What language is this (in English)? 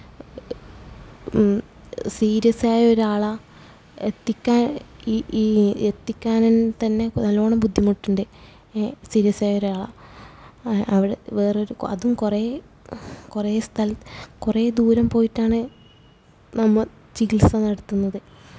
Malayalam